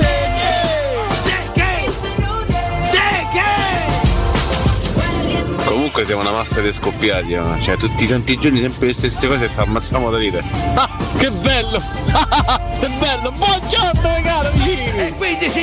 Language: Italian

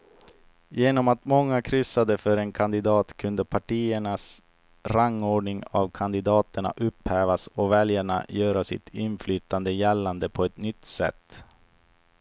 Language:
Swedish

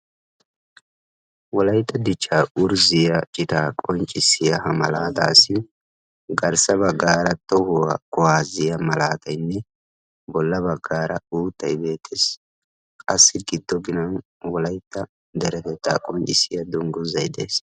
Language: Wolaytta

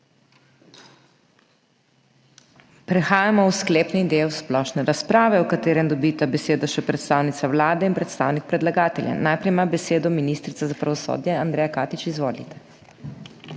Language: Slovenian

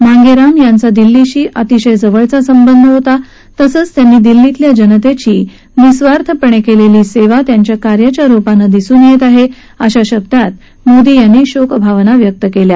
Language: Marathi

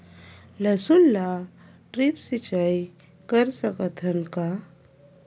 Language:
Chhattisgarhi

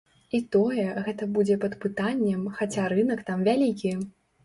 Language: Belarusian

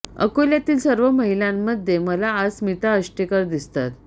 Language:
Marathi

